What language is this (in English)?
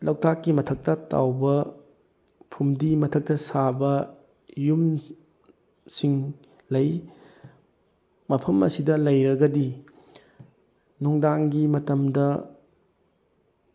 Manipuri